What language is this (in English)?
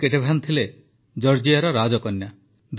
Odia